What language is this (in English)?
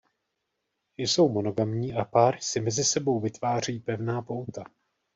Czech